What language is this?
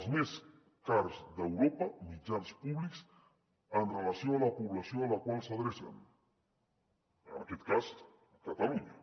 Catalan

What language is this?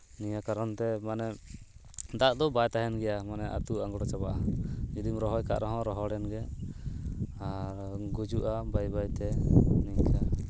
Santali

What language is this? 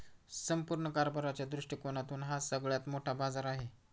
Marathi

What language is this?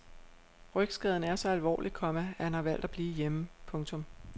Danish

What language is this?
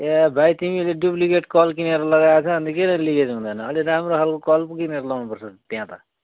Nepali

